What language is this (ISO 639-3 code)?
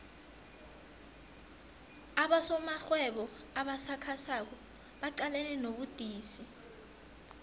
nbl